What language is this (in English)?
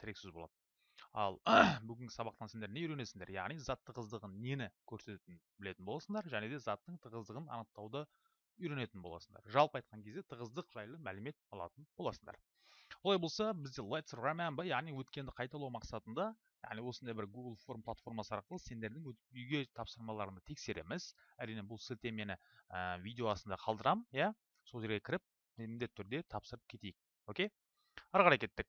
Turkish